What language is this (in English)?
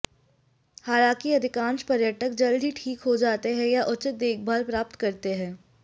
Hindi